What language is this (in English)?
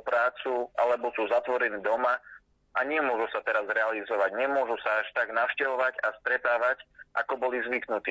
Slovak